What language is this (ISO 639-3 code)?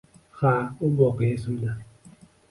uzb